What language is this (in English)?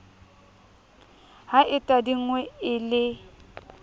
Southern Sotho